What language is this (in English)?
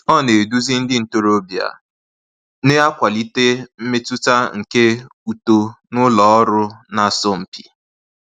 Igbo